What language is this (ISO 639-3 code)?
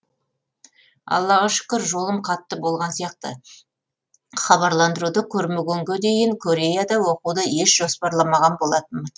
kaz